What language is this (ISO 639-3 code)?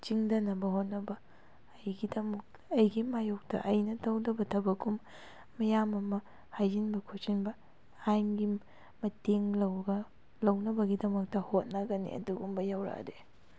mni